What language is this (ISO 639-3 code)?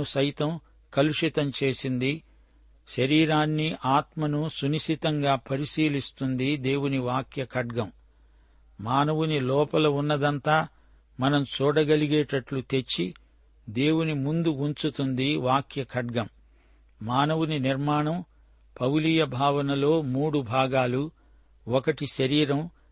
tel